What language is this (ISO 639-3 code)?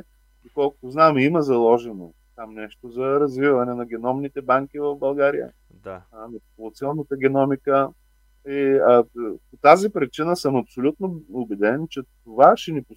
bul